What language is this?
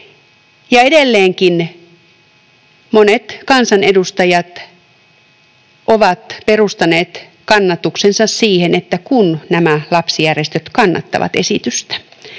Finnish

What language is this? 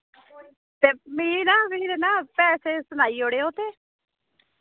Dogri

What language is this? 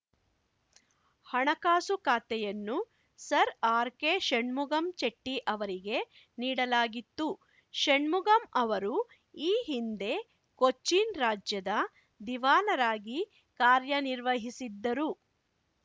Kannada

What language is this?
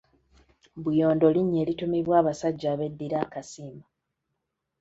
Ganda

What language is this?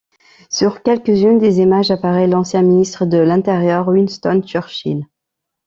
French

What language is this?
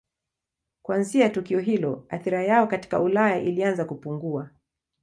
Swahili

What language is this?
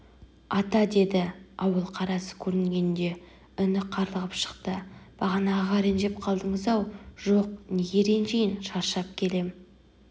Kazakh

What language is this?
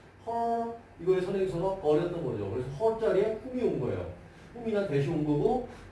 Korean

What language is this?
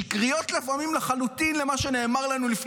Hebrew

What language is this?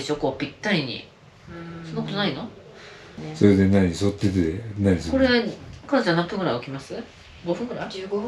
Japanese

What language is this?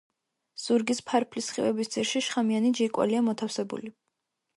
Georgian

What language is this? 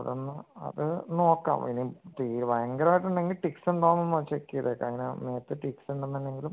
Malayalam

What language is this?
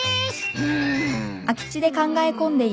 Japanese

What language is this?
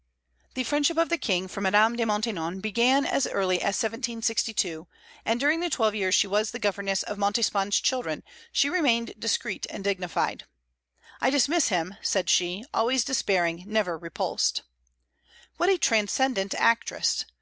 English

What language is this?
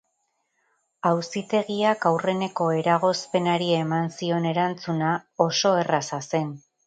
Basque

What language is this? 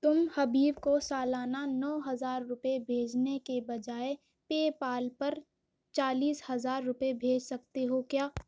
Urdu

